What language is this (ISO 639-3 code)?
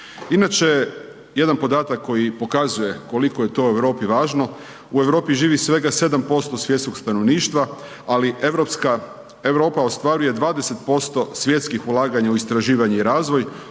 hrv